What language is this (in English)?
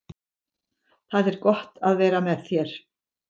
Icelandic